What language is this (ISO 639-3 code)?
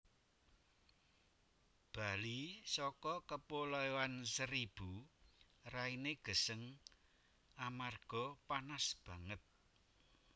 jav